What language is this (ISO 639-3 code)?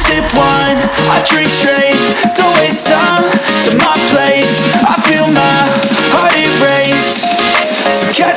vie